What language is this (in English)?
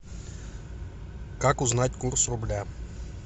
Russian